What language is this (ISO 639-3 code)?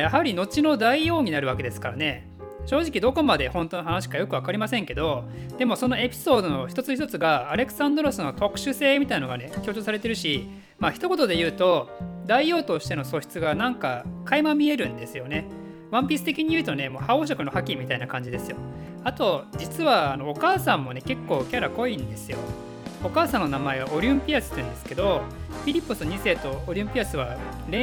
jpn